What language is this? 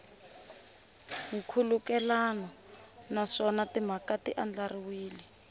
Tsonga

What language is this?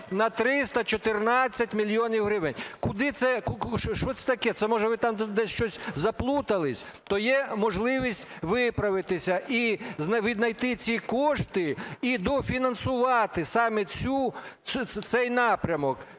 Ukrainian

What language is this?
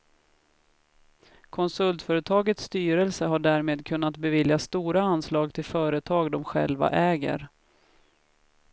Swedish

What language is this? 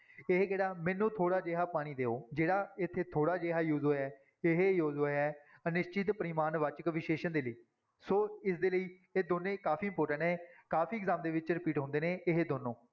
Punjabi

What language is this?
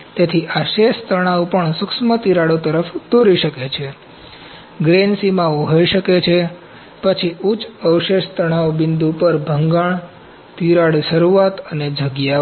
Gujarati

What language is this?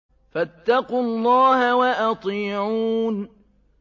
Arabic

